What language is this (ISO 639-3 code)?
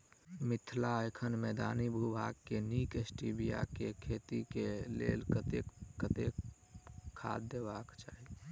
mai